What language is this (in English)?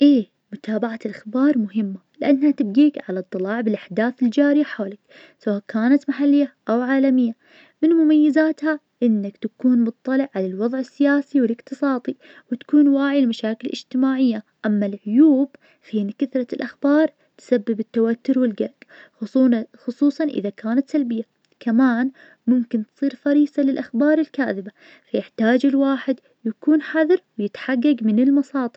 Najdi Arabic